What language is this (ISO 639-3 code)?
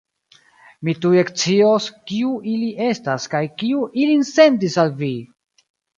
epo